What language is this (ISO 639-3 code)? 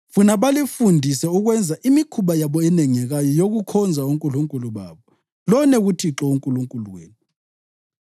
nde